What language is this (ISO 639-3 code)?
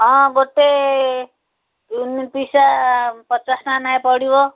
ori